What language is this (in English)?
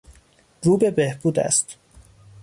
Persian